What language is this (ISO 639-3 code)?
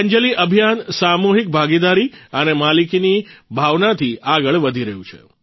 guj